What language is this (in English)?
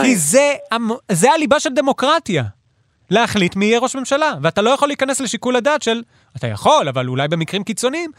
Hebrew